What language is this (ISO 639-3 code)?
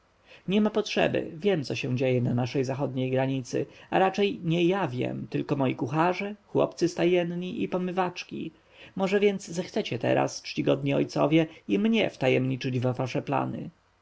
pol